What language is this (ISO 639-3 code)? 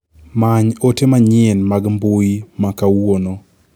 luo